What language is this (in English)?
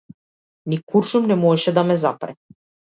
Macedonian